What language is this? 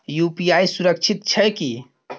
Maithili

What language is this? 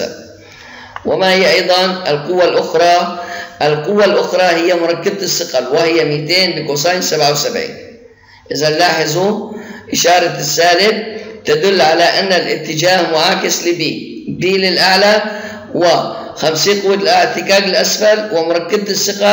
Arabic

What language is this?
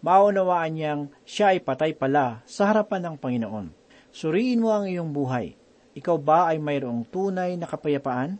Filipino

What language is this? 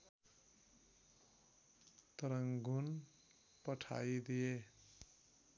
Nepali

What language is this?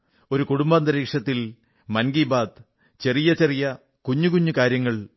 Malayalam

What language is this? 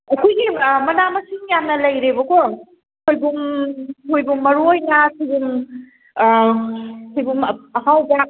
Manipuri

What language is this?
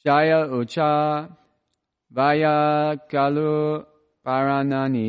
English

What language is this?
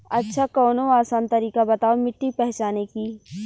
Bhojpuri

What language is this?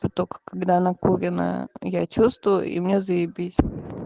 Russian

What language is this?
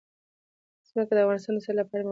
Pashto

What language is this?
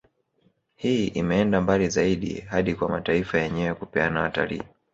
Swahili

